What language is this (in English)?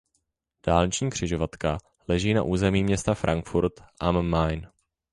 Czech